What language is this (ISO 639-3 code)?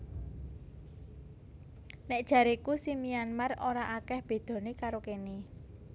jav